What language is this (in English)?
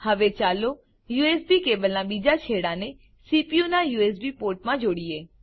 Gujarati